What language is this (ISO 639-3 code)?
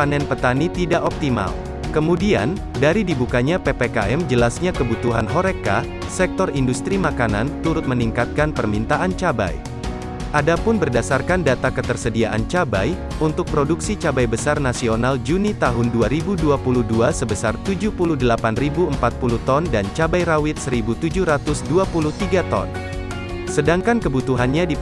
ind